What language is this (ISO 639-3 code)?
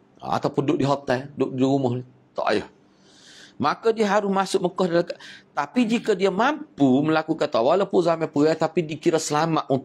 msa